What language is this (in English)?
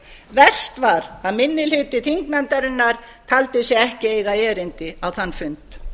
Icelandic